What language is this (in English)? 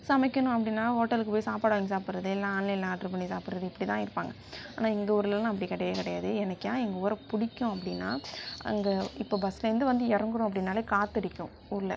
Tamil